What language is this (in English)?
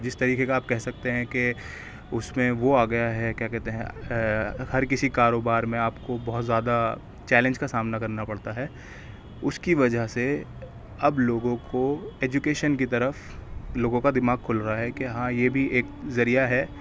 Urdu